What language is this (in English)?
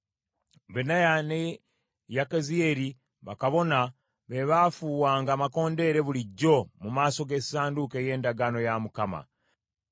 Ganda